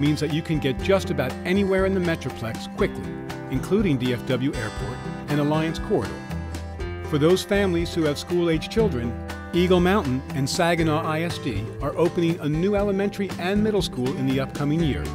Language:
English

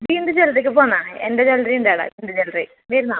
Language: Malayalam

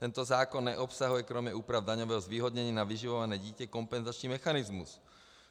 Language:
Czech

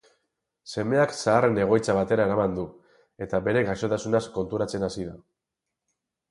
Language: Basque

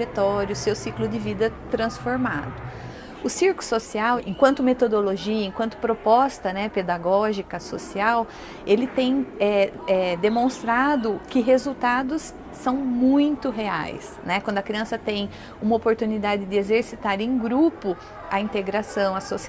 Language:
Portuguese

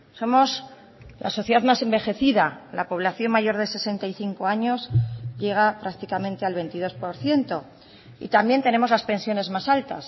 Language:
Spanish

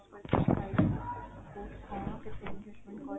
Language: Odia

